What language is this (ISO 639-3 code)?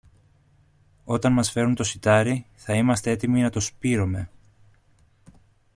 ell